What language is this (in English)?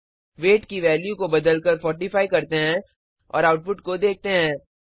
Hindi